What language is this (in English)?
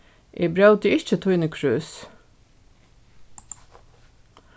Faroese